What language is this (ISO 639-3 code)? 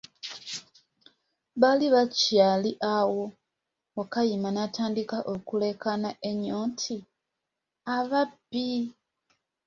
lug